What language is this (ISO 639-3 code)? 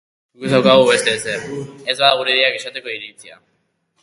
eus